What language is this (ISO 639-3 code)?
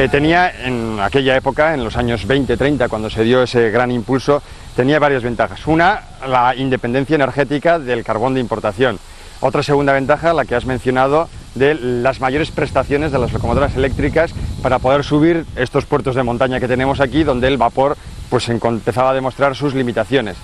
spa